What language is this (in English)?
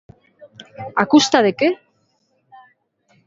Galician